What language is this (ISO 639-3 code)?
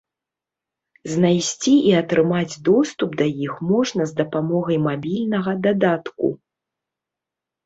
bel